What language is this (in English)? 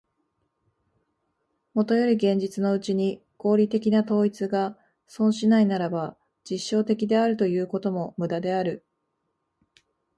Japanese